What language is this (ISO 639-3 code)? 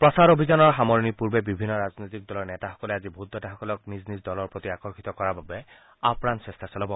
asm